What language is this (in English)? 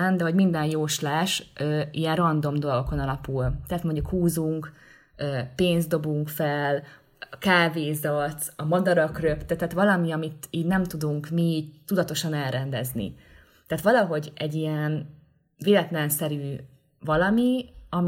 Hungarian